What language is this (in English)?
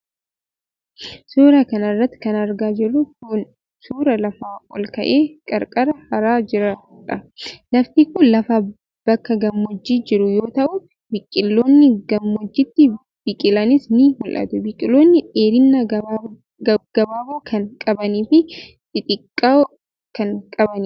Oromo